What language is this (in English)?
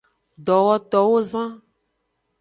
Aja (Benin)